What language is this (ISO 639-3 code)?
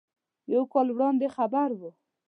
pus